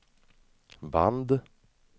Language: Swedish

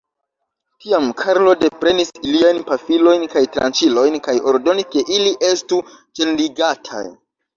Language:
Esperanto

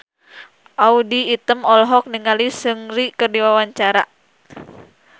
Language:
Sundanese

